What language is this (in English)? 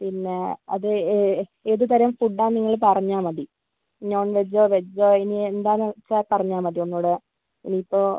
Malayalam